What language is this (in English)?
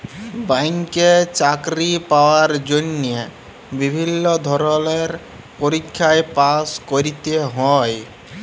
Bangla